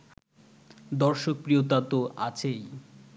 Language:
Bangla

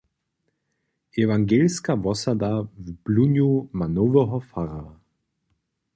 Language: Upper Sorbian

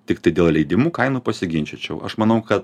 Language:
Lithuanian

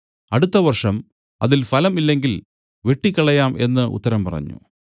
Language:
Malayalam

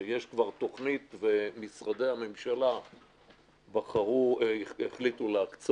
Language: Hebrew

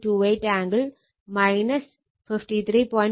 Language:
Malayalam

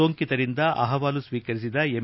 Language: Kannada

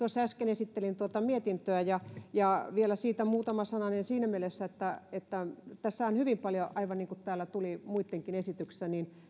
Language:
Finnish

